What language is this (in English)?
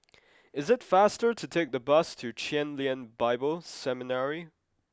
English